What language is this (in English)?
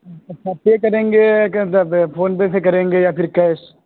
Urdu